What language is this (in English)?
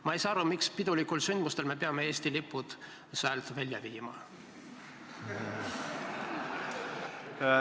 Estonian